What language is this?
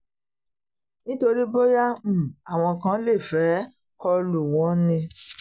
Yoruba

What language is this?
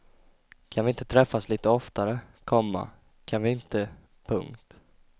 Swedish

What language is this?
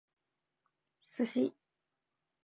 Japanese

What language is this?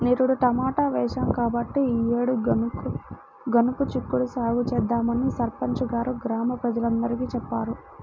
Telugu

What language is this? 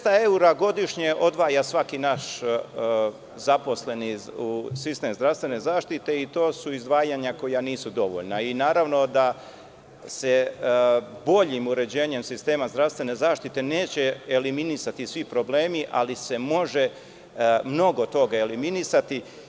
Serbian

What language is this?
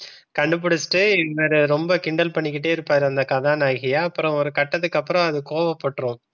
Tamil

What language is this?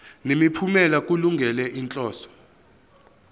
Zulu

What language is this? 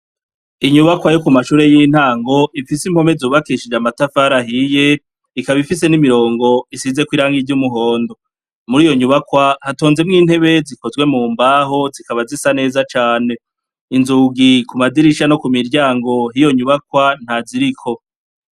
Rundi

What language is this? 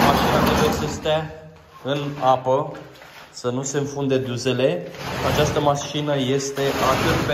Romanian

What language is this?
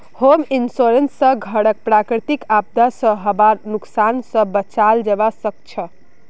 Magahi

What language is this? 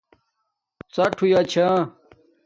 Domaaki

